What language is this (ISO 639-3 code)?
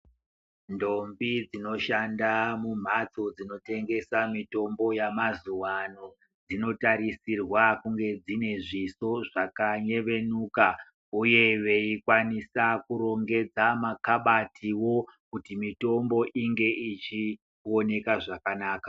ndc